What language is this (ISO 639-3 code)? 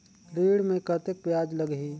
hne